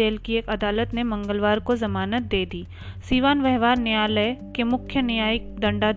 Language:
Hindi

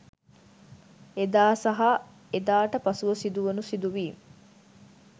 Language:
Sinhala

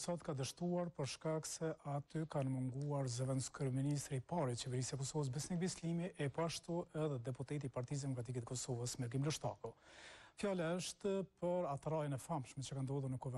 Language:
Romanian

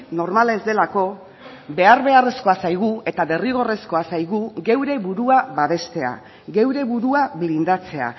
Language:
Basque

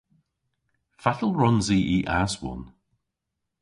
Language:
Cornish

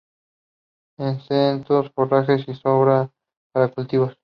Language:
Spanish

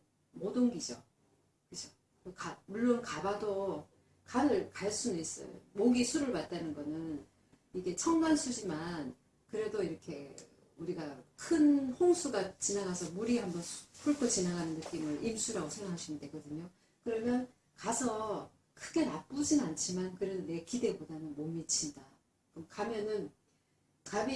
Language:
Korean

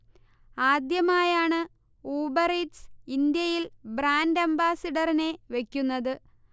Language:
Malayalam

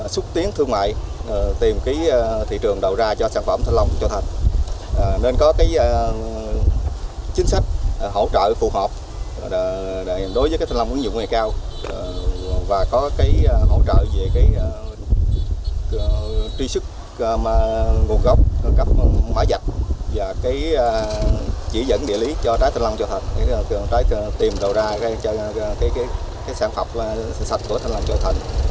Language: Vietnamese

